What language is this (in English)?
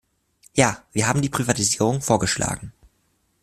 German